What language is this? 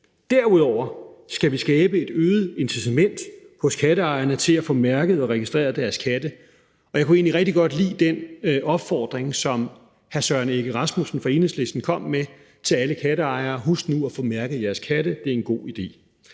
Danish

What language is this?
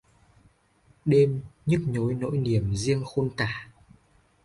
Vietnamese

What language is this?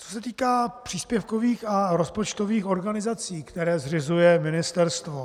Czech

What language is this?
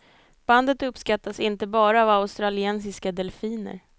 Swedish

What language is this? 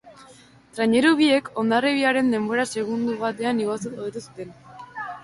Basque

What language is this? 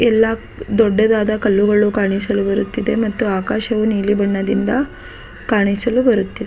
Kannada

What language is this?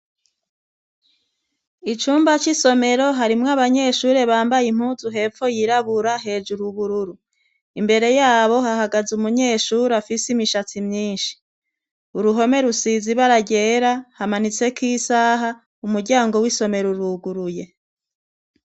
Rundi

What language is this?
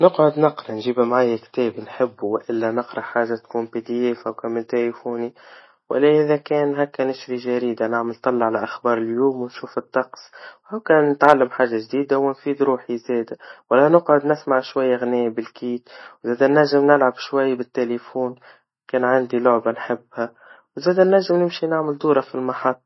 Tunisian Arabic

